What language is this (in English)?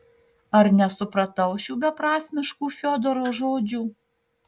Lithuanian